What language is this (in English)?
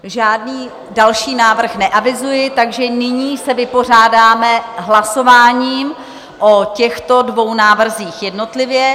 Czech